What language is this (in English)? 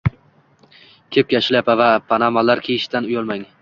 Uzbek